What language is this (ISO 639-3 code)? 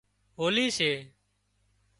kxp